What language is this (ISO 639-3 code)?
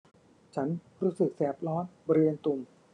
tha